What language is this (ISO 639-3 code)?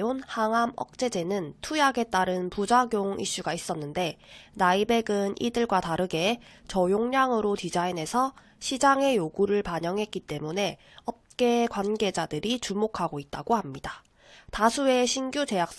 kor